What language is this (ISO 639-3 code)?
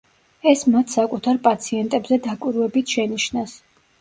kat